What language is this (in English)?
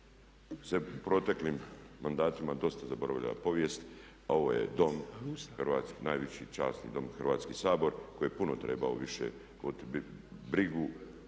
Croatian